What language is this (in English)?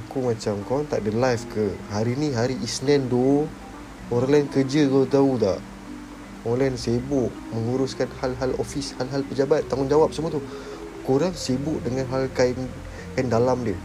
Malay